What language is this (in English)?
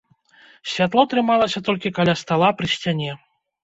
Belarusian